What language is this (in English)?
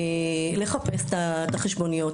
Hebrew